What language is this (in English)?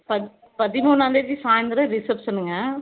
Tamil